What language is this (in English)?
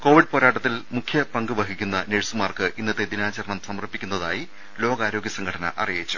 Malayalam